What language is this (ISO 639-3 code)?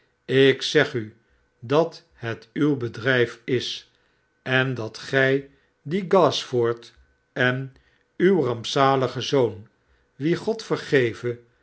nld